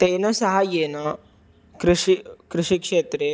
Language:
Sanskrit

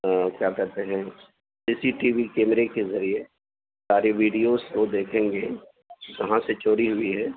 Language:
Urdu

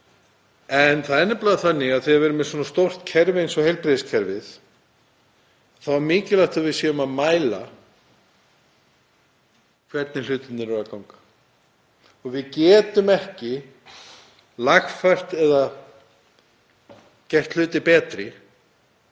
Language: Icelandic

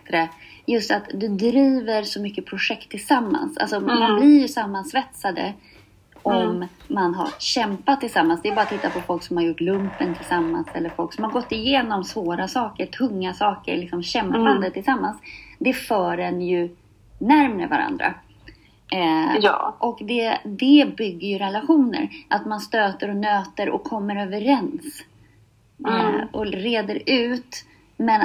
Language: Swedish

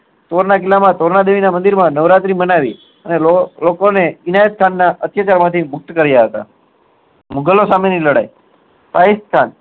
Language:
Gujarati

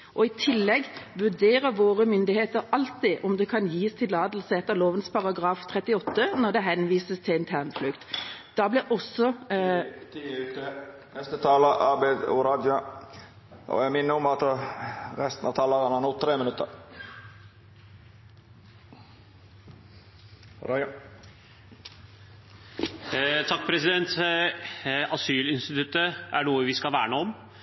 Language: Norwegian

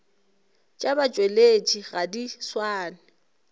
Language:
Northern Sotho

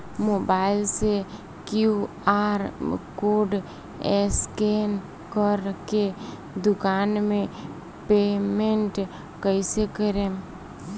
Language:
Bhojpuri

